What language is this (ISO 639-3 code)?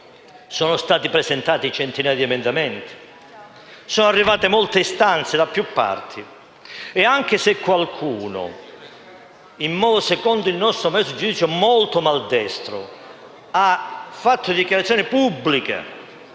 ita